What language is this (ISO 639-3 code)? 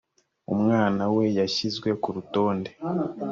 kin